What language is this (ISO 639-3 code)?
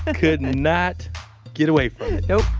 eng